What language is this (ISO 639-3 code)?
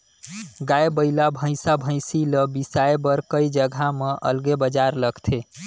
hne